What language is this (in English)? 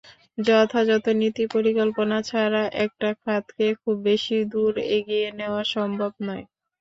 Bangla